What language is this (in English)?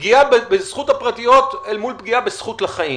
Hebrew